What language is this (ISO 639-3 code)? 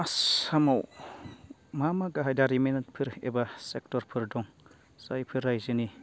brx